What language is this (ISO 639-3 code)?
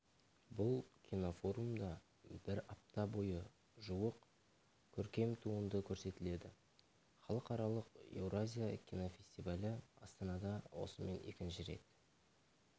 kaz